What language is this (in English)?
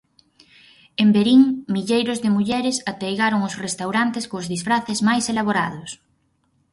Galician